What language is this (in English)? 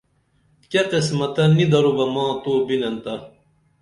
Dameli